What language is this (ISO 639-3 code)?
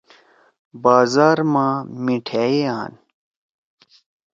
trw